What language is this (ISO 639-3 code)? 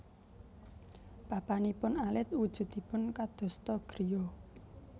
jav